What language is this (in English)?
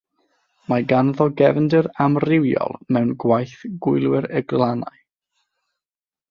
Welsh